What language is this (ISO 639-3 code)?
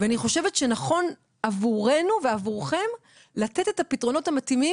heb